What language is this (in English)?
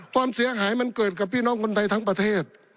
Thai